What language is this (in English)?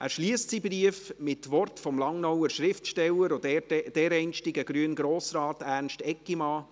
Swiss German